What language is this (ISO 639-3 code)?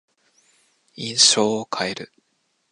jpn